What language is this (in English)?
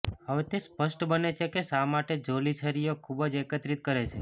Gujarati